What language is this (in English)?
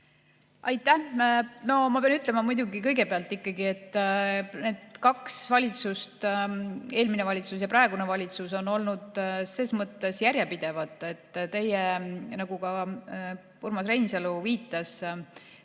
Estonian